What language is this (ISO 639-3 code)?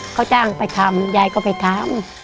tha